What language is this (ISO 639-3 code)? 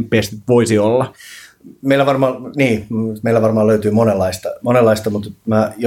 fin